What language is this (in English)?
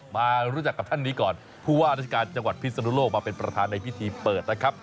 Thai